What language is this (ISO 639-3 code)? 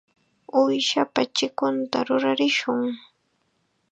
qxa